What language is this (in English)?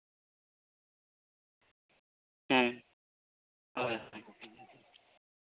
Santali